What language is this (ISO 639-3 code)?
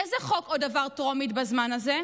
heb